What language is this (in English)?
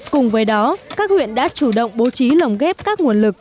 Vietnamese